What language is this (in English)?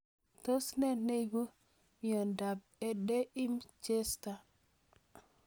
Kalenjin